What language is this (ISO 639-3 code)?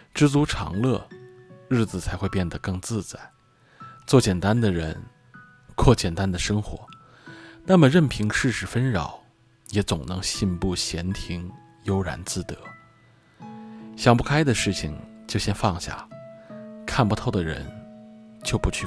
zho